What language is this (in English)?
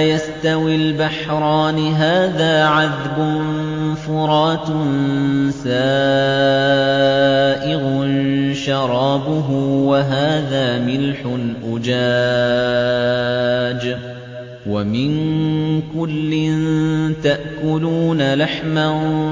Arabic